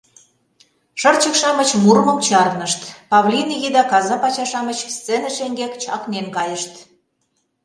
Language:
Mari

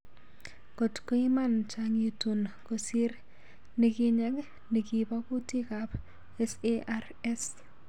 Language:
Kalenjin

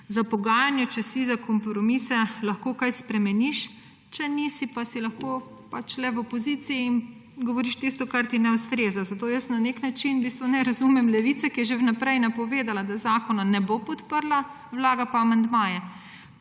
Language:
Slovenian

